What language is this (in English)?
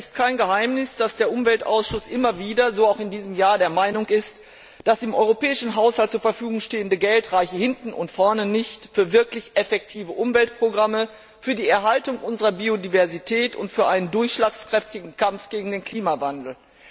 German